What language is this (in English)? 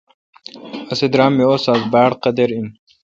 Kalkoti